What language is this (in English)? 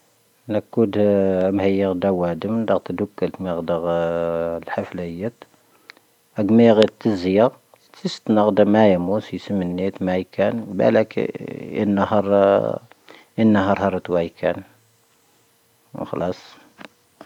Tahaggart Tamahaq